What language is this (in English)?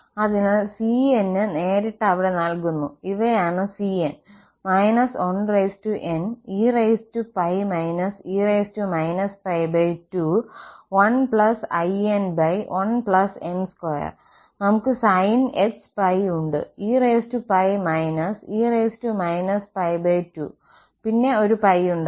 Malayalam